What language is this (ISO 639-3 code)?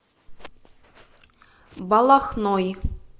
rus